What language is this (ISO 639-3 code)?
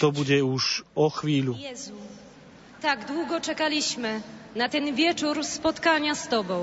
slk